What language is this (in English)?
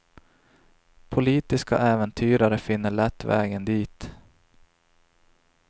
Swedish